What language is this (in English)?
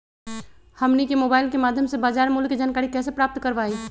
Magahi